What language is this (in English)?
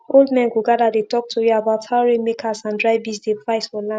Nigerian Pidgin